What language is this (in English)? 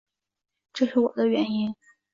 Chinese